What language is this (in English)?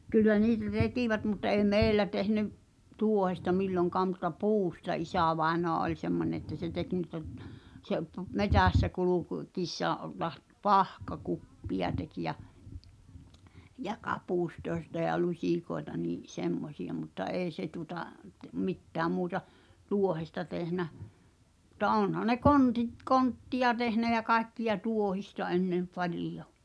Finnish